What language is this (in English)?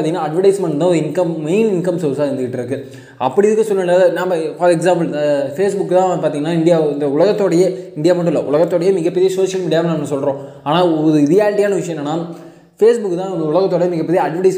Tamil